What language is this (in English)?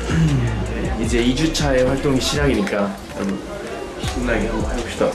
Korean